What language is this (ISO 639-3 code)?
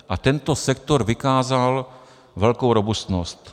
ces